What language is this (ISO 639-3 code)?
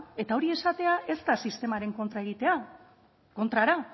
eus